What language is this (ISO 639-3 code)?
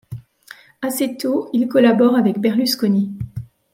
fra